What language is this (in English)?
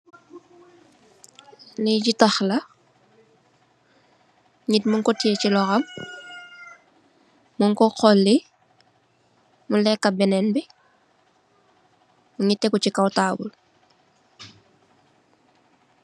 Wolof